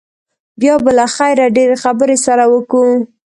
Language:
Pashto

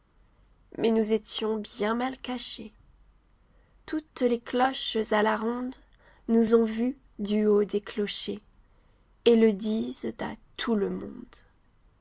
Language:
French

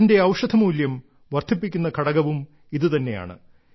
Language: Malayalam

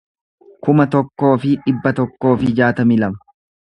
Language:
Oromo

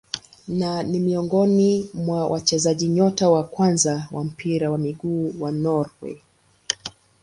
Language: Swahili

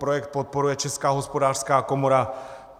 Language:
Czech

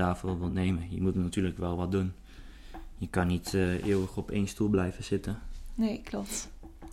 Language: Dutch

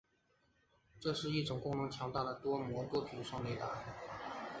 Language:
Chinese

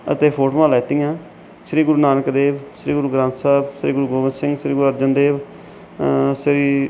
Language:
Punjabi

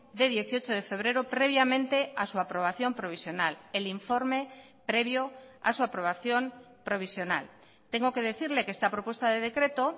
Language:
Spanish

